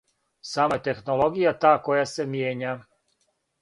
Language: Serbian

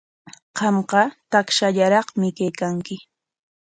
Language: Corongo Ancash Quechua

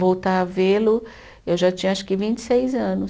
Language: Portuguese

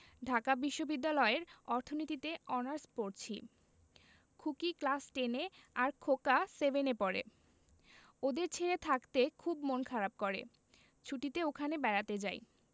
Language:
Bangla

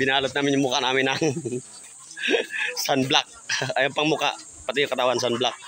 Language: Filipino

